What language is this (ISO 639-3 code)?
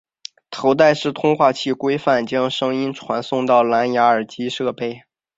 zho